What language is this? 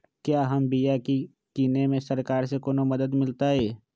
Magahi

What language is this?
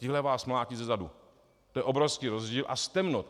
Czech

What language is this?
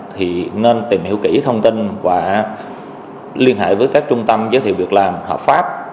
Vietnamese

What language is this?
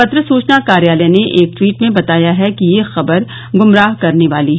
Hindi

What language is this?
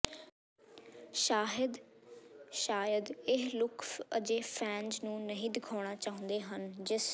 Punjabi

